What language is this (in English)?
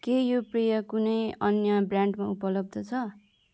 Nepali